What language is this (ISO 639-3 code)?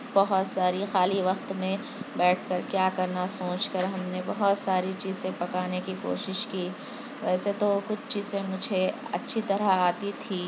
urd